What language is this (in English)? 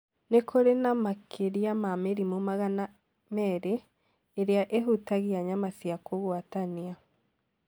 Kikuyu